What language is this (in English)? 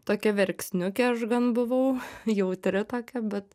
Lithuanian